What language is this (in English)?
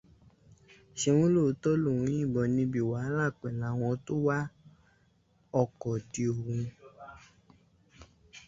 Yoruba